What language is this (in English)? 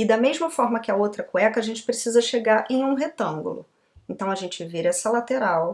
Portuguese